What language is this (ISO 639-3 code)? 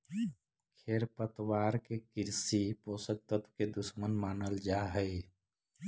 mag